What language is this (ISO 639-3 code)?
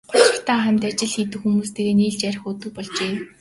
mon